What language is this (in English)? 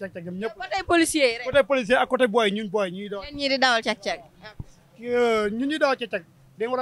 French